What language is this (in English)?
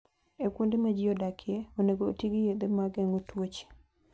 Luo (Kenya and Tanzania)